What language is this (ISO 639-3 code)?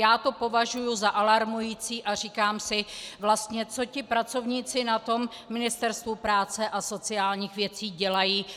ces